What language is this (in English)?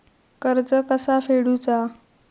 Marathi